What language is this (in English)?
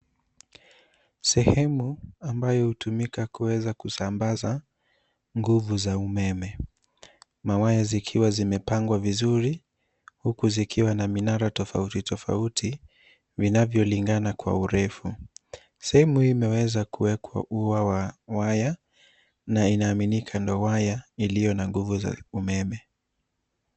Swahili